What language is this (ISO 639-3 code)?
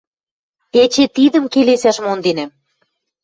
mrj